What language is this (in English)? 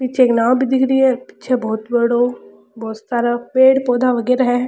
Rajasthani